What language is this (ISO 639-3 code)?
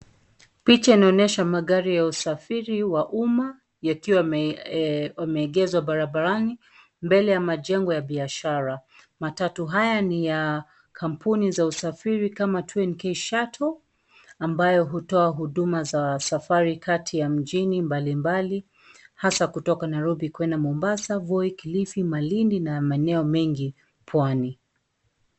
swa